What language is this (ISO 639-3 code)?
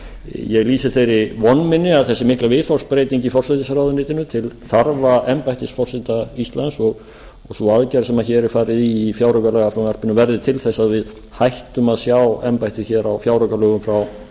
isl